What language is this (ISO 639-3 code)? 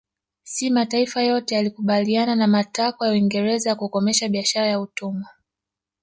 swa